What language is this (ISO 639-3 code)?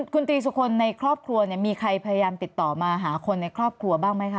tha